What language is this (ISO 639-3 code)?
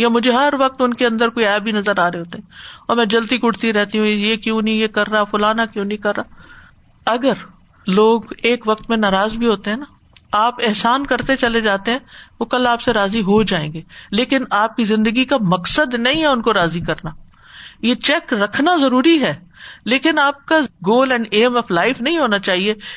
urd